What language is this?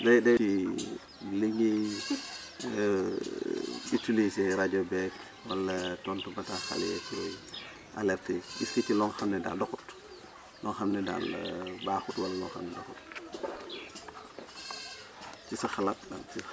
Wolof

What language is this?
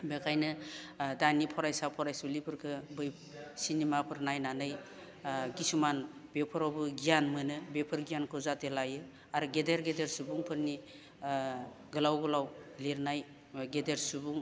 Bodo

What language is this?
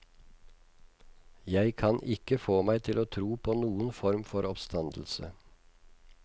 Norwegian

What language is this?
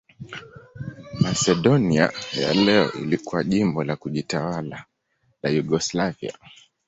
Swahili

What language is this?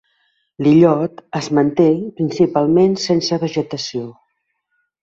Catalan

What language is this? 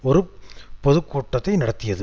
Tamil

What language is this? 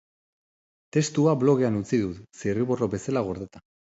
Basque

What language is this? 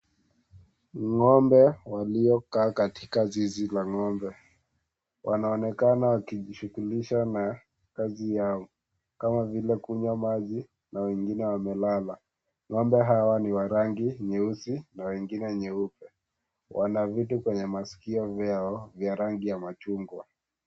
Swahili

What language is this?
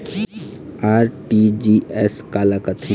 Chhattisgarhi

